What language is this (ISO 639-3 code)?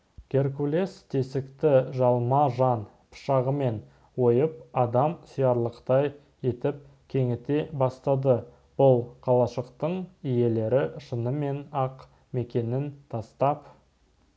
kaz